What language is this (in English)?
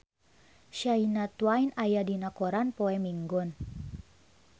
Sundanese